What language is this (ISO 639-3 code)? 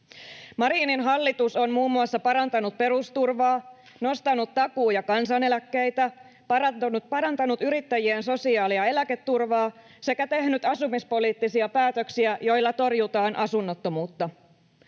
fin